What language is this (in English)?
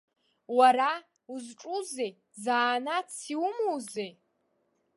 Abkhazian